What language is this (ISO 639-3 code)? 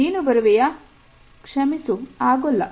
kan